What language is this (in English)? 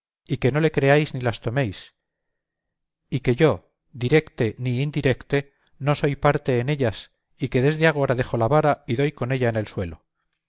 Spanish